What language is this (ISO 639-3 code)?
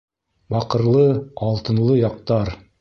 bak